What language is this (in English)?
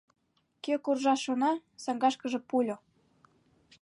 Mari